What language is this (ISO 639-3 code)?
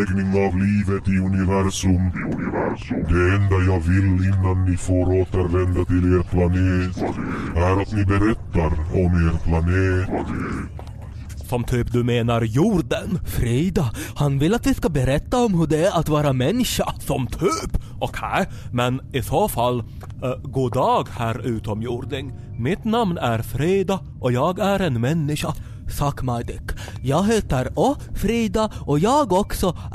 swe